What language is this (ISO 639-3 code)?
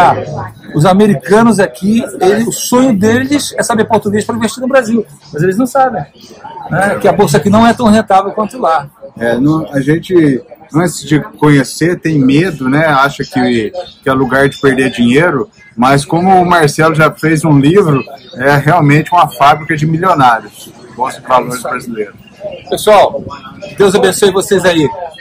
por